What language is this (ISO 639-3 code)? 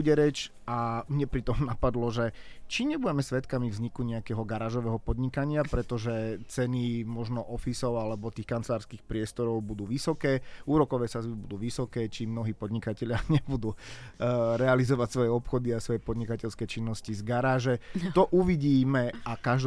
slk